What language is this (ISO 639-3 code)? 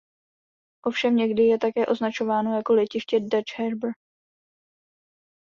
ces